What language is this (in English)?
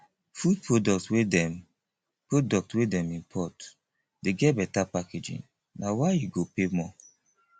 Nigerian Pidgin